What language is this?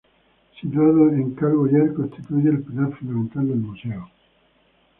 Spanish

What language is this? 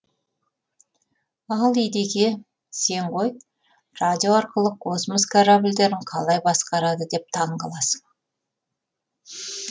Kazakh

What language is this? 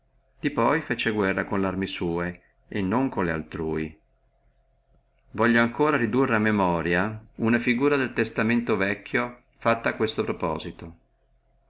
Italian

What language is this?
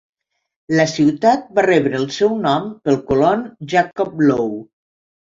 Catalan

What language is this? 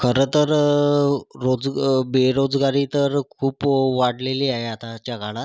Marathi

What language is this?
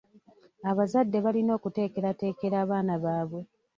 Ganda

